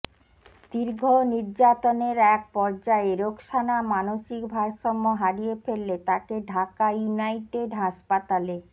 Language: Bangla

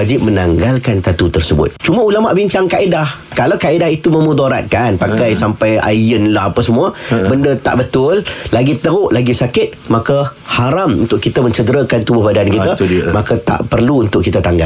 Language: Malay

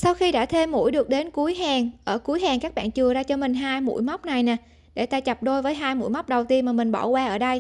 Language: Vietnamese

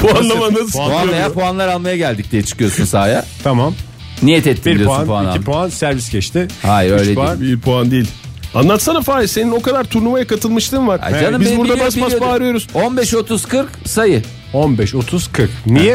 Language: Turkish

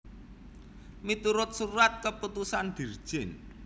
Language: Javanese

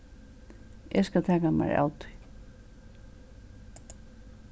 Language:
Faroese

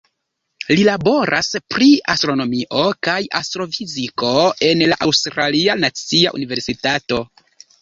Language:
Esperanto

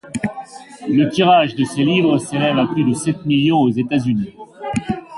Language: French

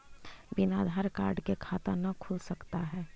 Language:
Magahi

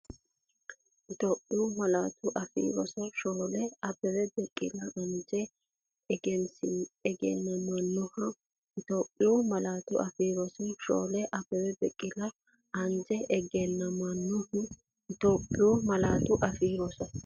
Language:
Sidamo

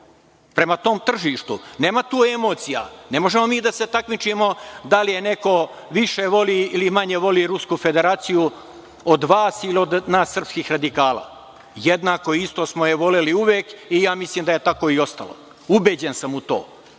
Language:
Serbian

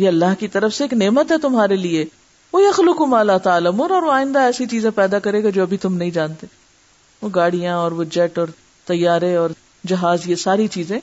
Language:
Urdu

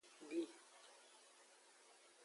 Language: Aja (Benin)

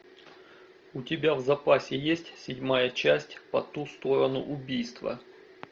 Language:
Russian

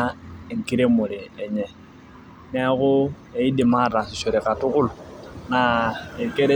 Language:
Masai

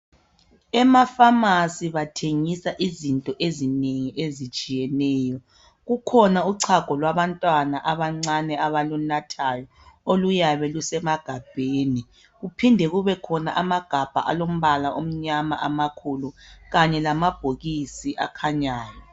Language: North Ndebele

